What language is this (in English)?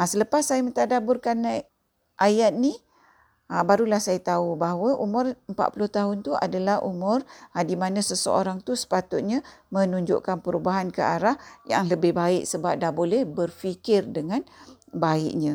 Malay